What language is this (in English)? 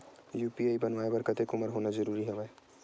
Chhattisgarhi